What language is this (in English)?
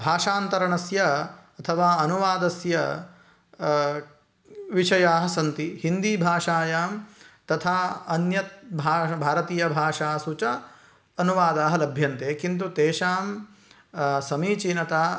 Sanskrit